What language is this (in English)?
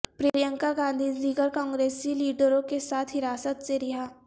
Urdu